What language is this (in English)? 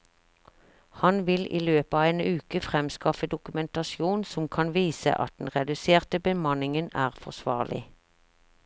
Norwegian